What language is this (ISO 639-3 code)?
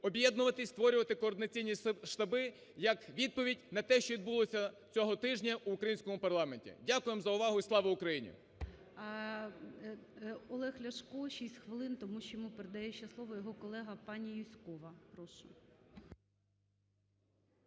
ukr